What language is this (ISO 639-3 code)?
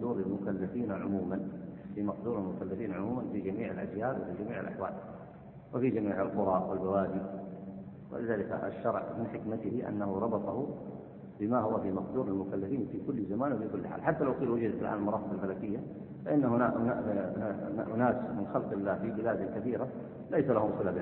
ara